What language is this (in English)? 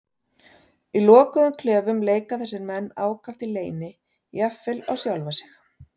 Icelandic